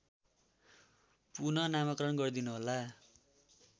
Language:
Nepali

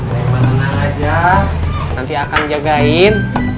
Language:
Indonesian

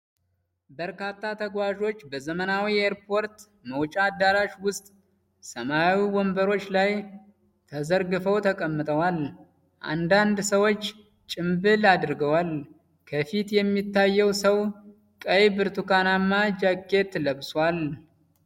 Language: Amharic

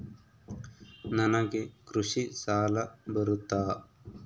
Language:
Kannada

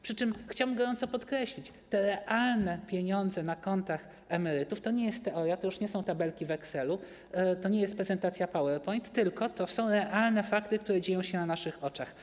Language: Polish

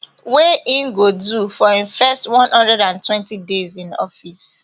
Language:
Nigerian Pidgin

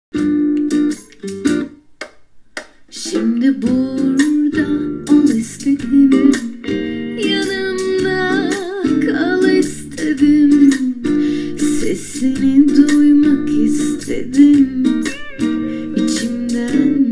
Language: French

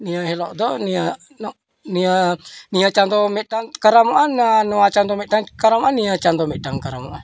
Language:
Santali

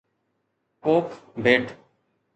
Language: Sindhi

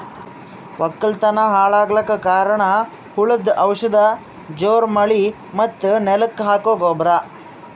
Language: Kannada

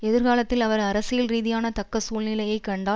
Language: Tamil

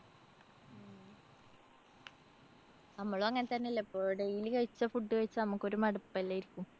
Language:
Malayalam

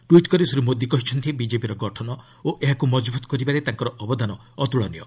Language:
Odia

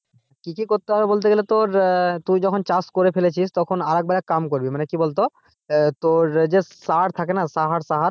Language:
Bangla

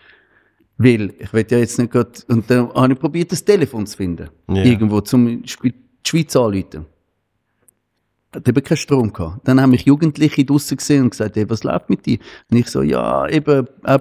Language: German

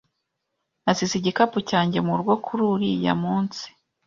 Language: Kinyarwanda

